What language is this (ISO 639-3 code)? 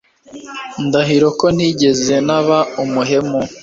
kin